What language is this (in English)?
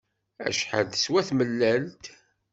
Kabyle